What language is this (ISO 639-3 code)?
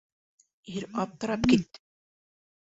bak